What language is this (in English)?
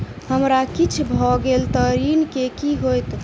Maithili